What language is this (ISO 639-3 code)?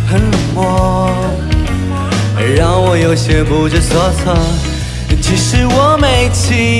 zho